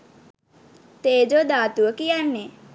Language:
Sinhala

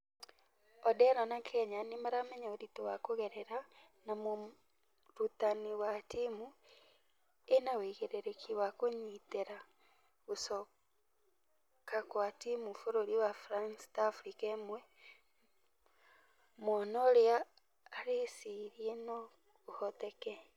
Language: Kikuyu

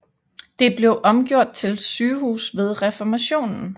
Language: Danish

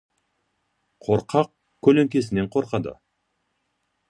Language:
Kazakh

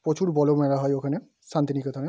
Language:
Bangla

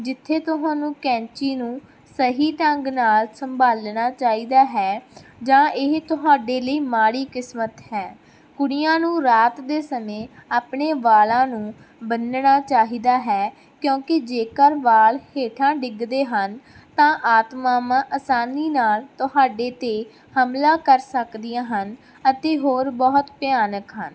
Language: Punjabi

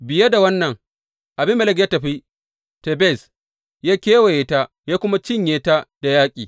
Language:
Hausa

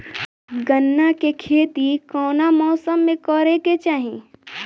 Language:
Bhojpuri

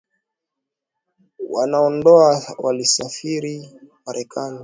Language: Swahili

